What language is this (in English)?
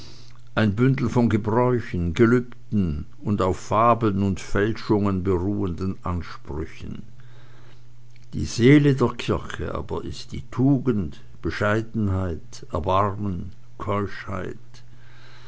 German